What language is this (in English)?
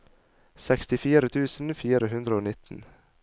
Norwegian